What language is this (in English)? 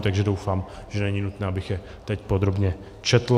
Czech